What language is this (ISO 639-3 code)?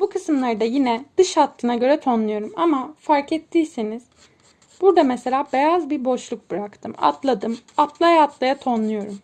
tur